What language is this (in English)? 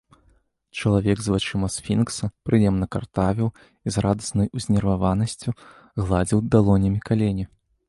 Belarusian